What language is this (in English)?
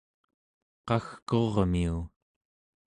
Central Yupik